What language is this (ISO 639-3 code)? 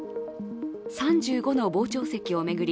jpn